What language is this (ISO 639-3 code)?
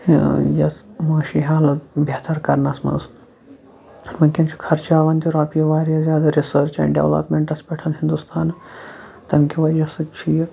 kas